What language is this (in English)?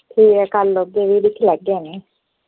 Dogri